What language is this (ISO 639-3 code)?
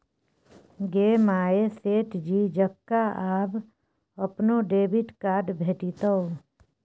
mai